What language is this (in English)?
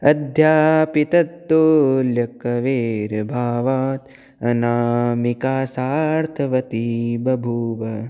Sanskrit